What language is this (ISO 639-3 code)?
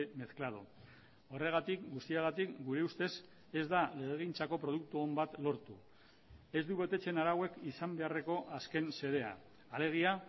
eus